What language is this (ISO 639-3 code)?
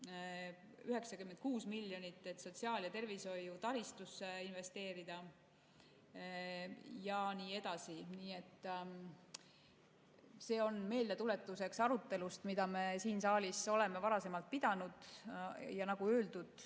est